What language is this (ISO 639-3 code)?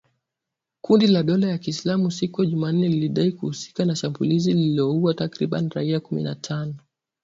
swa